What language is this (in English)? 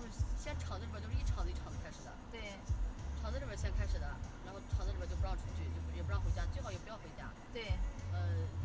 Chinese